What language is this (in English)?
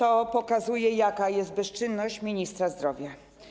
Polish